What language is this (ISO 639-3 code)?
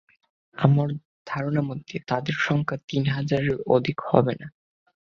ben